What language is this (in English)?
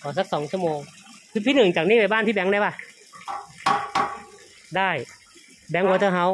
Thai